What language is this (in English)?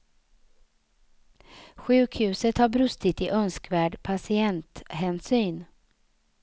Swedish